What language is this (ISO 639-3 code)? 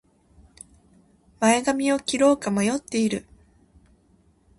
jpn